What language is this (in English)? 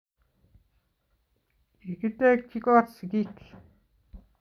Kalenjin